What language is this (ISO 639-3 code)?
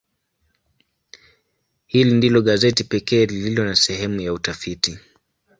swa